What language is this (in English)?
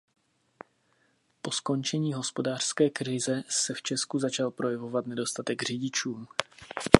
Czech